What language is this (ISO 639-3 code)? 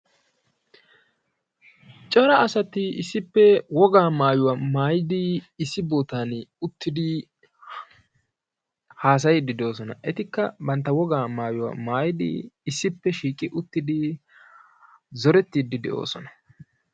wal